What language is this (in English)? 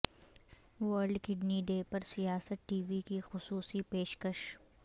Urdu